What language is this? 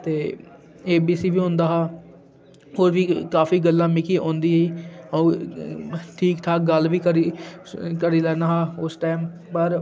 Dogri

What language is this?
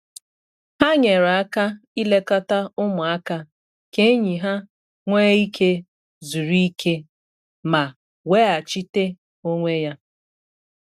Igbo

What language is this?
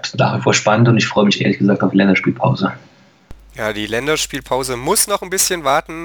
German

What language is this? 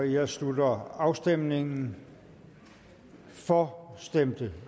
Danish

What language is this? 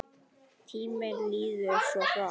Icelandic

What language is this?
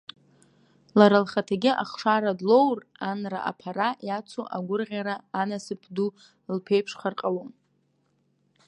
Abkhazian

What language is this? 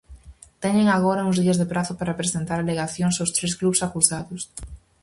Galician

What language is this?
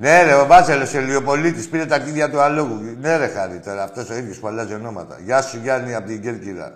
Greek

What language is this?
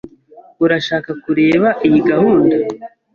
Kinyarwanda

